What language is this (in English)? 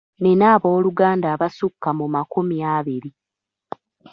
Ganda